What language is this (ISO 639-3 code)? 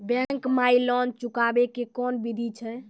mai